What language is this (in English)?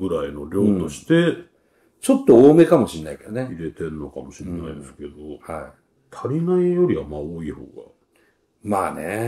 Japanese